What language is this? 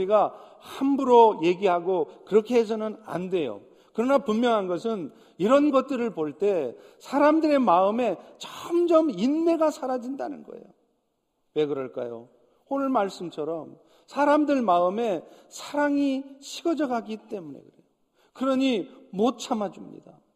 Korean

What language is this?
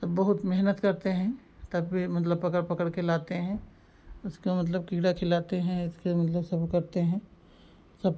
Hindi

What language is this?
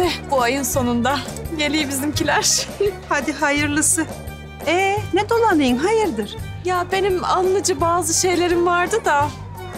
Turkish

